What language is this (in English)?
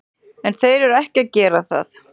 Icelandic